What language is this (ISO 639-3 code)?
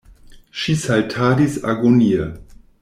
epo